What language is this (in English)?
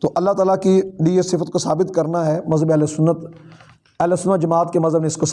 Urdu